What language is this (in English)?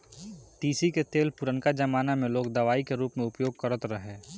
Bhojpuri